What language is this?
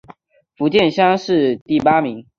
Chinese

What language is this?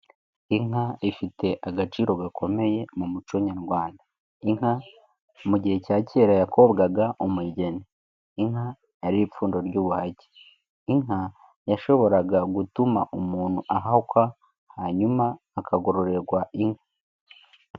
Kinyarwanda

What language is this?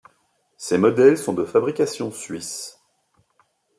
French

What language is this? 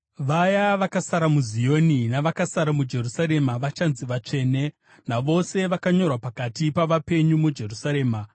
Shona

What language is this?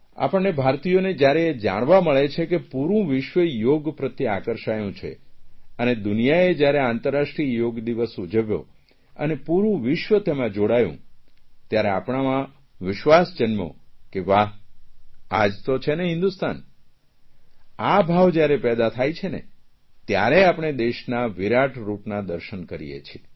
Gujarati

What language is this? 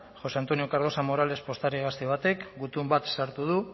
Basque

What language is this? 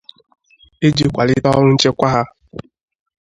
Igbo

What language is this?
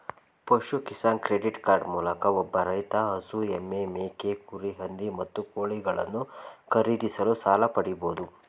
Kannada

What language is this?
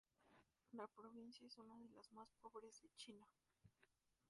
Spanish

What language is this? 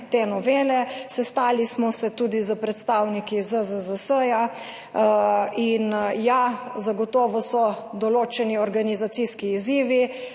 Slovenian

